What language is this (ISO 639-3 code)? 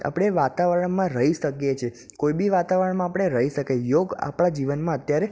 guj